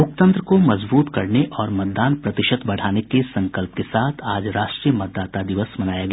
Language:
Hindi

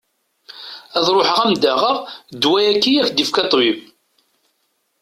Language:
Kabyle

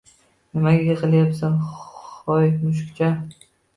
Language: Uzbek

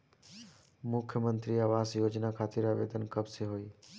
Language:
Bhojpuri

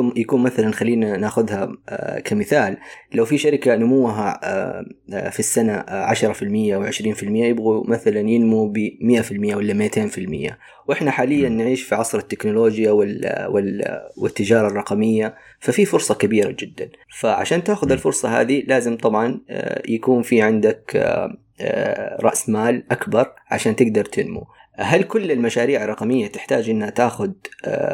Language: Arabic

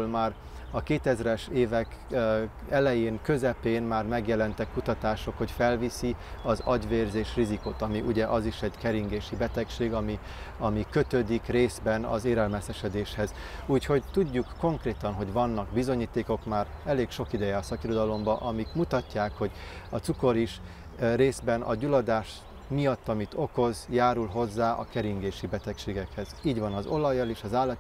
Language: Hungarian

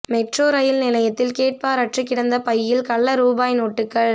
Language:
Tamil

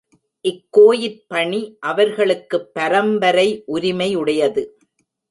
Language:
Tamil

